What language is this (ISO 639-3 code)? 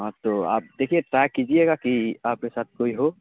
urd